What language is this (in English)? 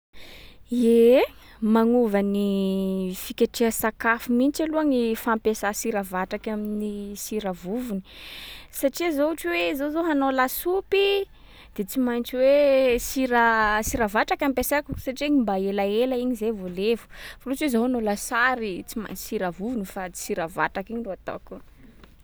Sakalava Malagasy